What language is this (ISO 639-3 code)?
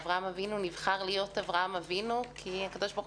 heb